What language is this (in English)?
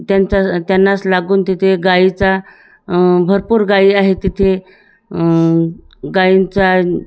Marathi